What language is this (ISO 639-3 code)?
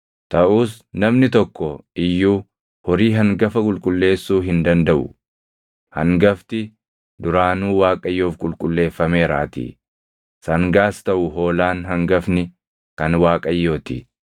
orm